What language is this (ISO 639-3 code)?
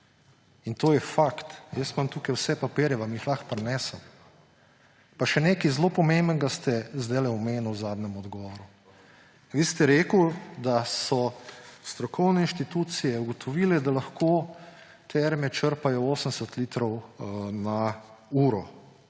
slv